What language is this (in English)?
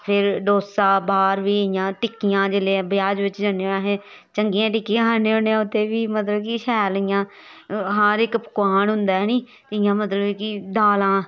Dogri